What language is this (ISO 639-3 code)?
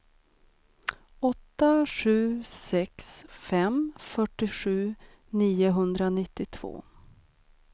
swe